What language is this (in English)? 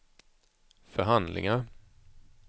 Swedish